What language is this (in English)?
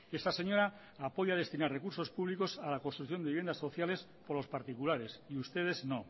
Spanish